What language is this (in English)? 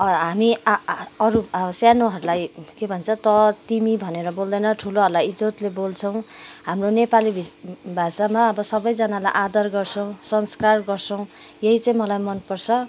Nepali